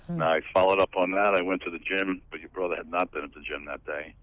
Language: English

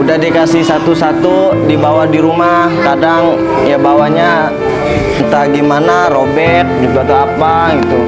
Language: Indonesian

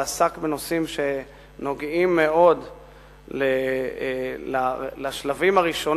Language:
Hebrew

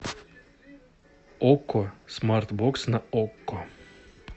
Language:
Russian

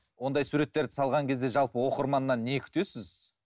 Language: Kazakh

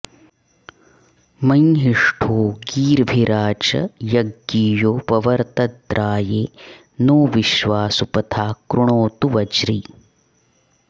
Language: Sanskrit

